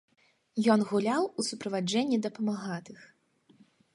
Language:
Belarusian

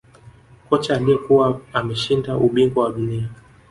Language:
Swahili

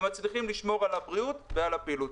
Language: Hebrew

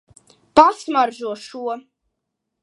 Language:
Latvian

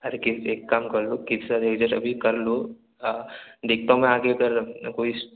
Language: Hindi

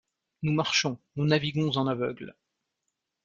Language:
French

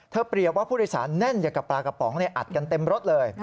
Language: Thai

